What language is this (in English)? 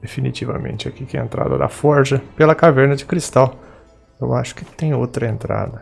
Portuguese